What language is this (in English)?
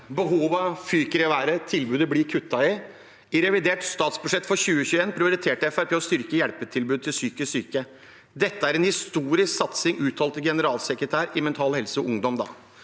Norwegian